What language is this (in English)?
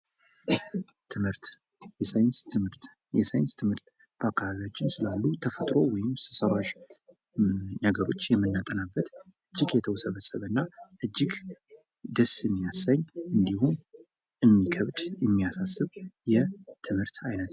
Amharic